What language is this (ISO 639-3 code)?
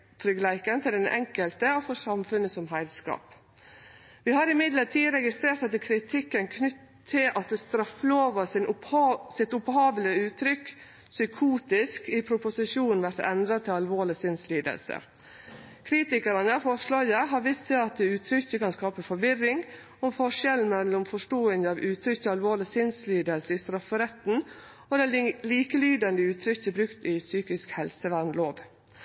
nno